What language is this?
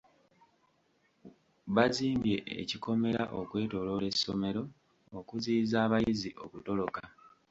Ganda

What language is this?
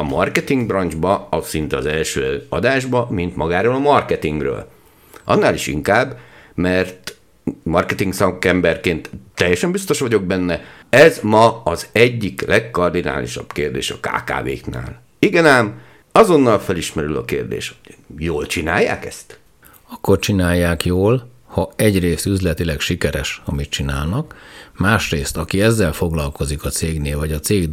Hungarian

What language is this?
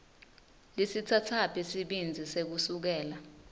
Swati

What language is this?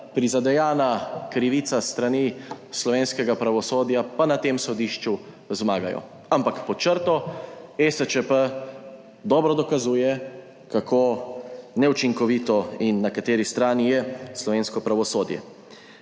Slovenian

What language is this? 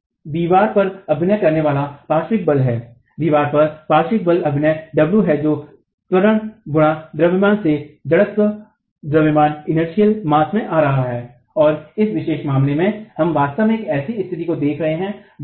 Hindi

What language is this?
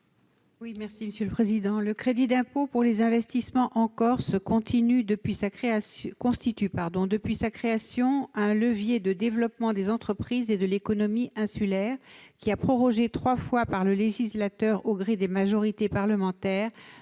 French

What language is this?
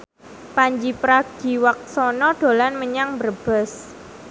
Javanese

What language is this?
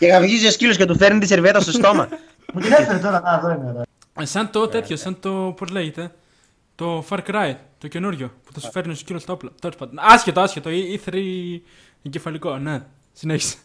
Greek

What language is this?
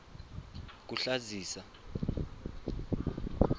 Swati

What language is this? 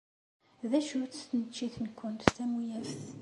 Kabyle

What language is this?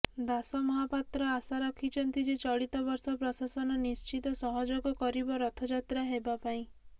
Odia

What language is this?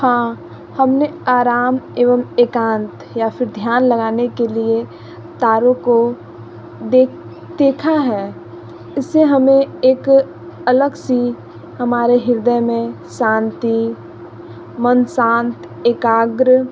Hindi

